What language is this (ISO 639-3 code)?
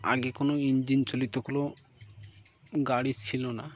ben